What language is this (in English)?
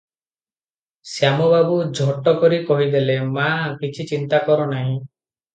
Odia